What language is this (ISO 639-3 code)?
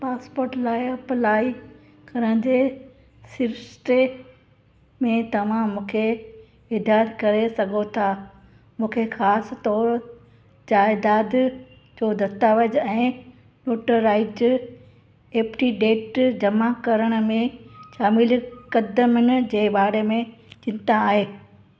snd